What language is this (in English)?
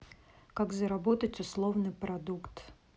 Russian